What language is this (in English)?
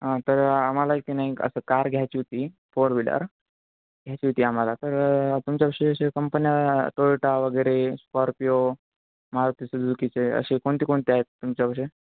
Marathi